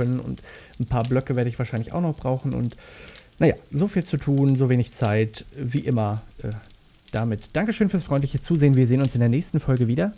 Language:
German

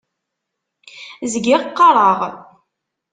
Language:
Kabyle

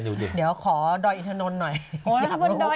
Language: Thai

